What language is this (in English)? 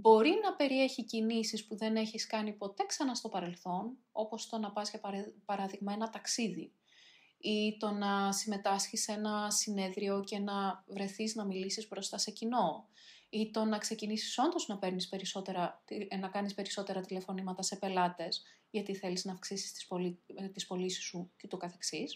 Greek